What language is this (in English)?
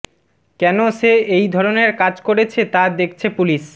Bangla